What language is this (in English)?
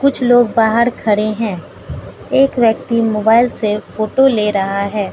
Hindi